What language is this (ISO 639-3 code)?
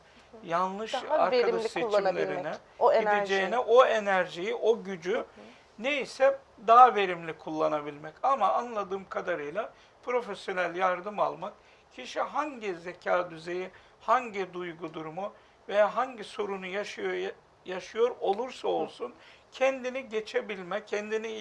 tur